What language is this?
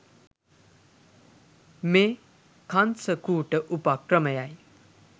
Sinhala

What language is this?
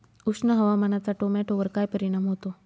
Marathi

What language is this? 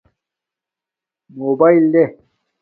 Domaaki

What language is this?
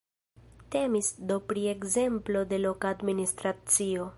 Esperanto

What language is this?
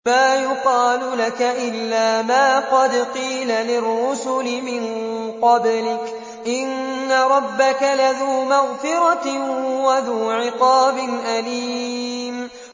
Arabic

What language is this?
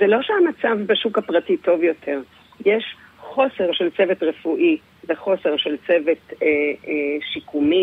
Hebrew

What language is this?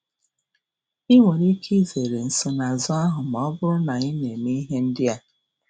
Igbo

